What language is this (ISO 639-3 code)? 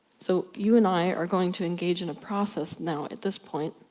eng